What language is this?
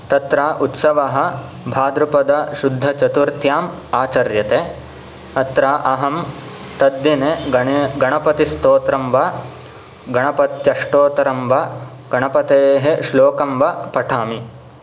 Sanskrit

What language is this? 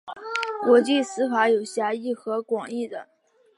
Chinese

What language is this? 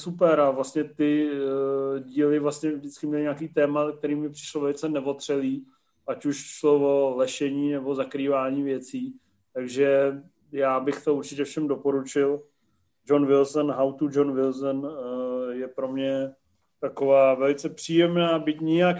Czech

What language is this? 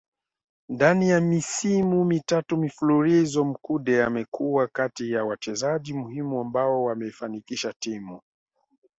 Swahili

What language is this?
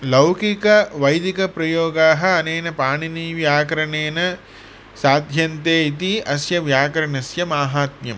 Sanskrit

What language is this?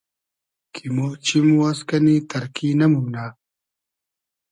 Hazaragi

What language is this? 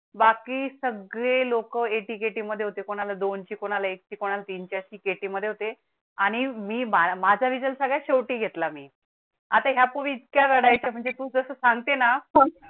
Marathi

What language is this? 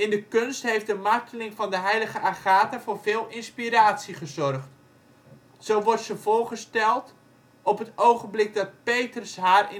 Dutch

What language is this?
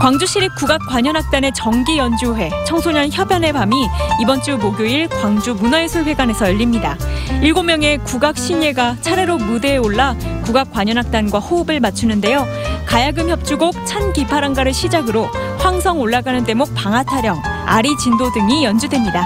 Korean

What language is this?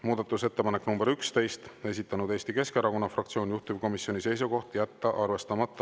Estonian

